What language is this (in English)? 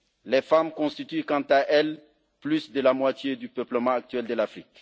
French